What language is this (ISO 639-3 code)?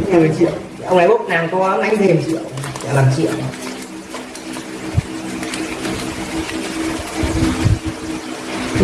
vie